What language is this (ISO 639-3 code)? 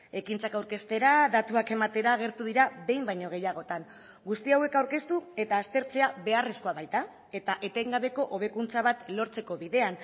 eus